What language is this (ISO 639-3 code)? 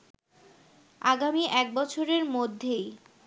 ben